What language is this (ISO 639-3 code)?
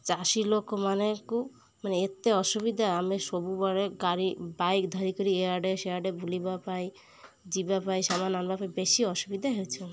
ori